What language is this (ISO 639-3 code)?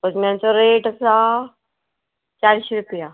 kok